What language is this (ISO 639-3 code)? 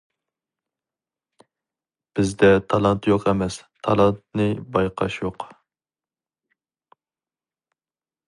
uig